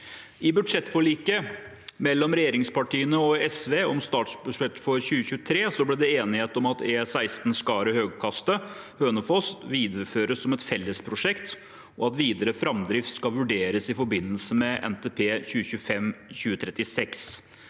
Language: Norwegian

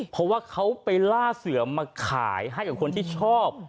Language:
Thai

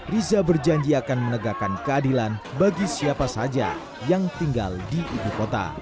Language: Indonesian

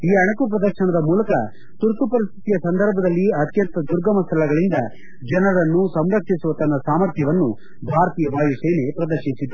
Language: Kannada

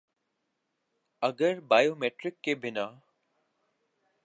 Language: Urdu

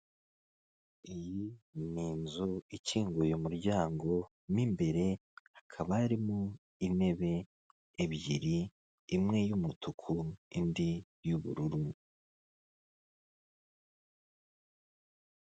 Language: Kinyarwanda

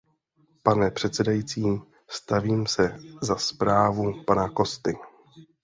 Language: Czech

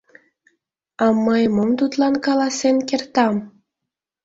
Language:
Mari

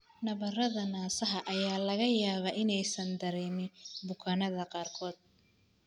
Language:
Somali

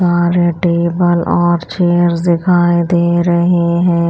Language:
Hindi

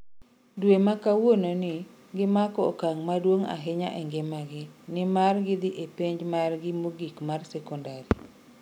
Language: Luo (Kenya and Tanzania)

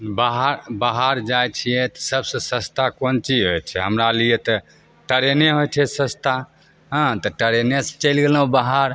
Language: Maithili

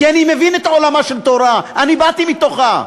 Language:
Hebrew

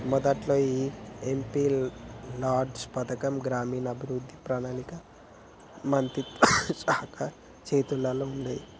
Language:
Telugu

